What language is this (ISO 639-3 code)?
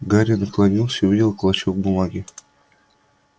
rus